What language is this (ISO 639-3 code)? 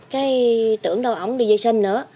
vie